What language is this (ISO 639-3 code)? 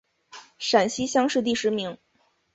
zho